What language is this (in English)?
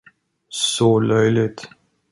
Swedish